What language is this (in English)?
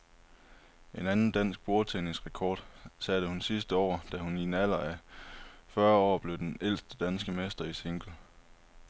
Danish